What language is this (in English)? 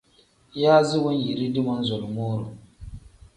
Tem